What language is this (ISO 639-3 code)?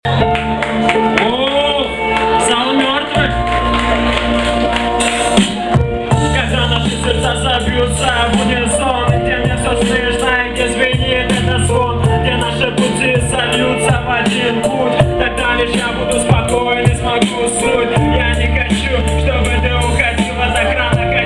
ukr